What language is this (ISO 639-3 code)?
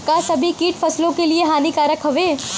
bho